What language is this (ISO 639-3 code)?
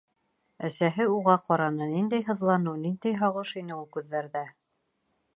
bak